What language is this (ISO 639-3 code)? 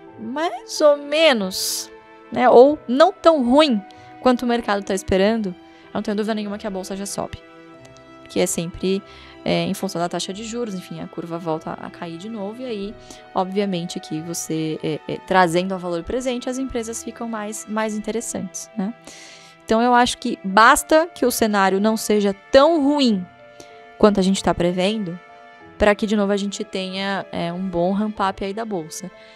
por